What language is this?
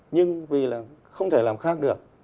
Vietnamese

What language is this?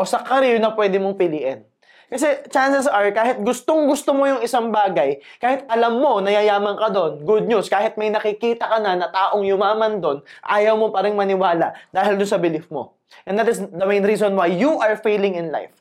Filipino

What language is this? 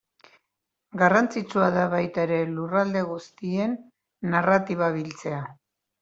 Basque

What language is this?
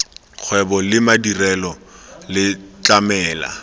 Tswana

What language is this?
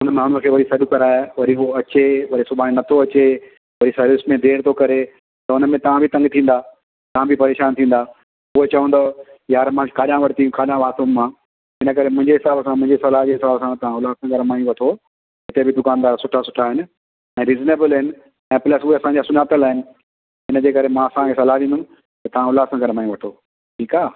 Sindhi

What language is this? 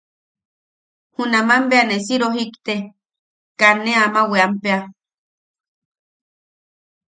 Yaqui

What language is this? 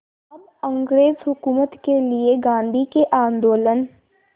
Hindi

